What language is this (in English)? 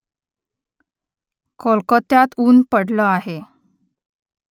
Marathi